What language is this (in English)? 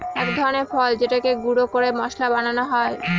Bangla